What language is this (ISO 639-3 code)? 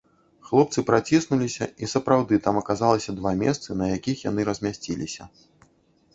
bel